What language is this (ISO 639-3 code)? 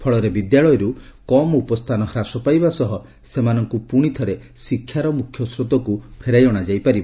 ori